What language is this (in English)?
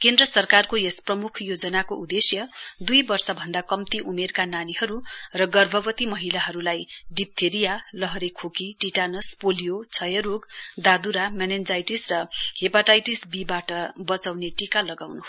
Nepali